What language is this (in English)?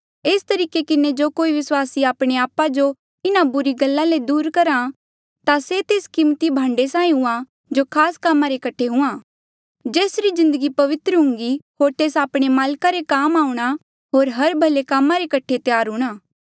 Mandeali